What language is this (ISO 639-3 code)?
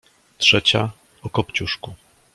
pol